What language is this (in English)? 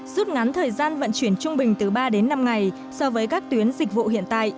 Vietnamese